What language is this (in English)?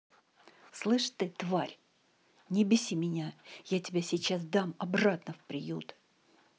Russian